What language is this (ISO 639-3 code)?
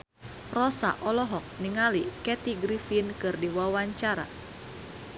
sun